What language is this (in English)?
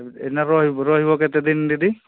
Odia